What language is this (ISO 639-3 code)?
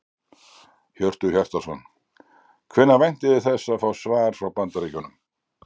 isl